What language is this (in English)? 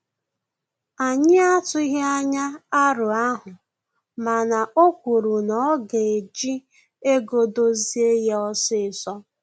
Igbo